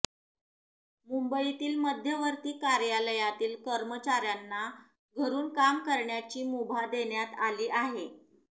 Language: Marathi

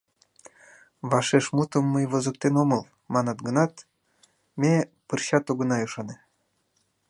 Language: Mari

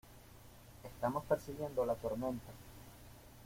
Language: Spanish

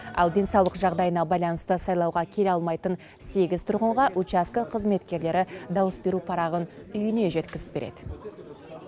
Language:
Kazakh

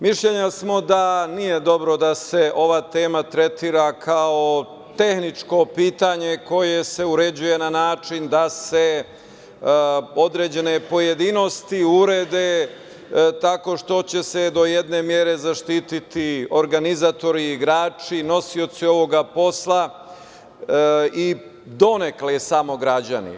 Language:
Serbian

